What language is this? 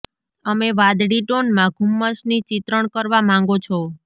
Gujarati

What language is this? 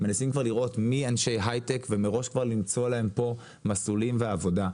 Hebrew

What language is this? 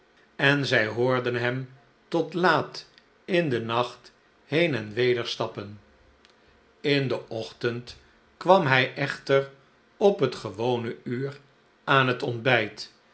Dutch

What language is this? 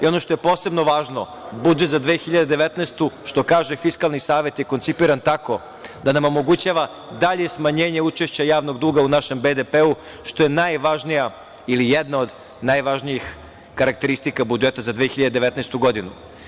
Serbian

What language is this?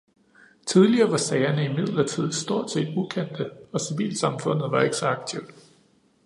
Danish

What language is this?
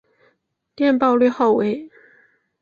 Chinese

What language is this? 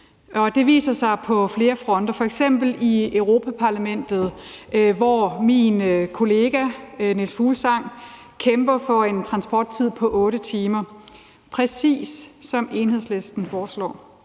Danish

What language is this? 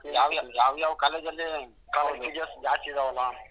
Kannada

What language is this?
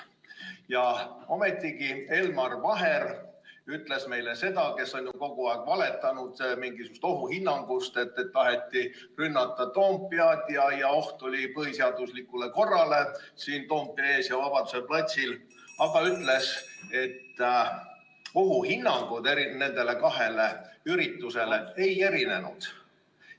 Estonian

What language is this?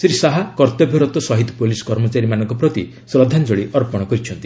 Odia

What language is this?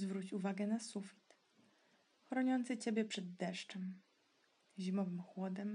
Polish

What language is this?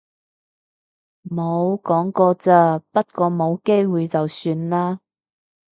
Cantonese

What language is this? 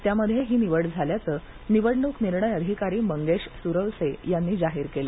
Marathi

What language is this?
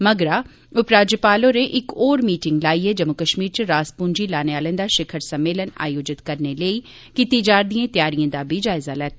Dogri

